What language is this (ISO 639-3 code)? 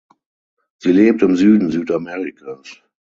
deu